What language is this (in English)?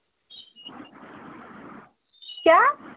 Hindi